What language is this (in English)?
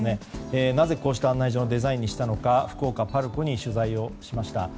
Japanese